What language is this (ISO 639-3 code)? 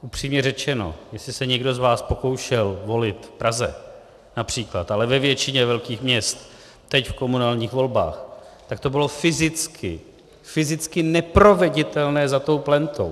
ces